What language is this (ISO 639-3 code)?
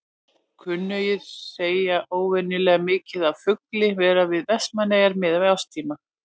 isl